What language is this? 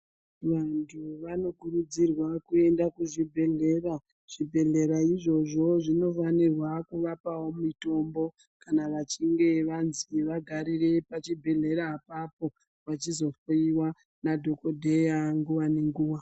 Ndau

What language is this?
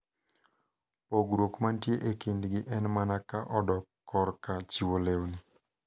Luo (Kenya and Tanzania)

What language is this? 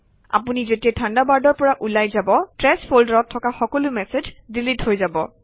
Assamese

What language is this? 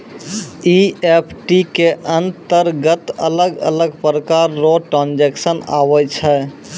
Maithili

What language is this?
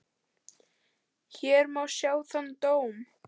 Icelandic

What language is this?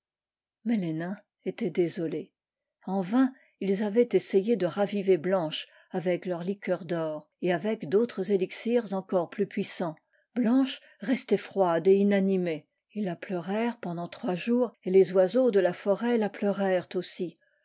French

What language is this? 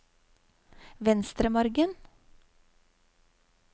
Norwegian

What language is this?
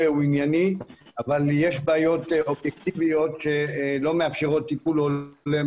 Hebrew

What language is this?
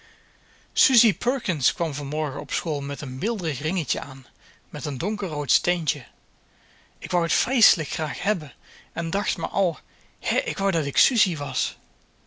Dutch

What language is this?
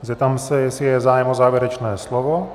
Czech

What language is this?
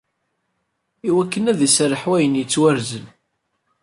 Kabyle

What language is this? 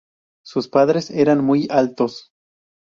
Spanish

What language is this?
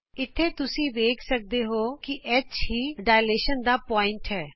Punjabi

